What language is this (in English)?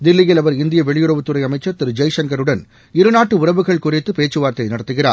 Tamil